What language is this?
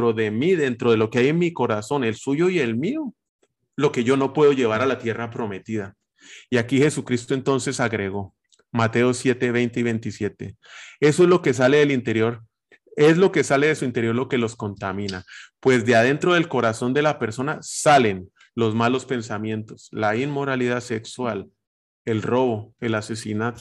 Spanish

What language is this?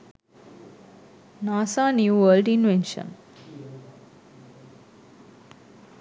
Sinhala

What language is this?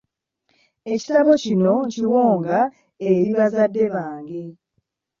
Ganda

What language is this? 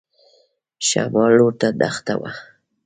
Pashto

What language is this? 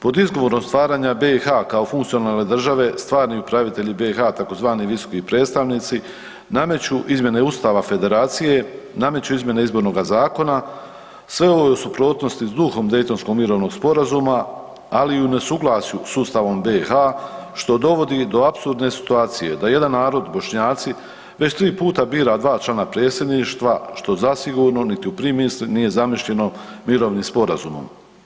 Croatian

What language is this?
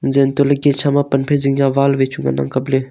Wancho Naga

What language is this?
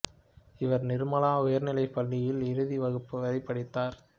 Tamil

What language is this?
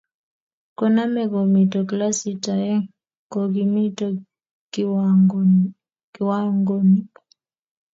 Kalenjin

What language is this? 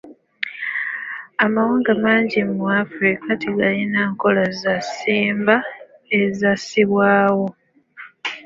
Ganda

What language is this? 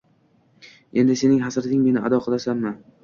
Uzbek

